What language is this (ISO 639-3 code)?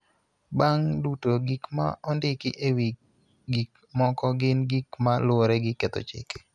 luo